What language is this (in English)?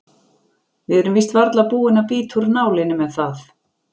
Icelandic